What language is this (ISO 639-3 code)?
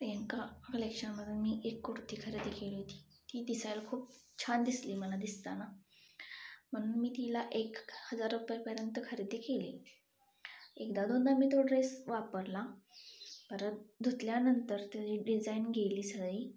mar